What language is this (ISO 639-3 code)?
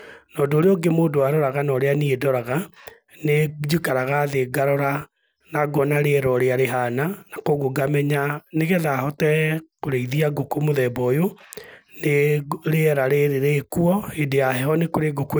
kik